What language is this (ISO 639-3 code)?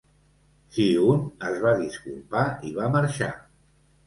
cat